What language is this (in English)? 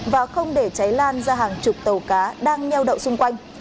Vietnamese